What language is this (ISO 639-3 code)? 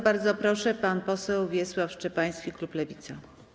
pol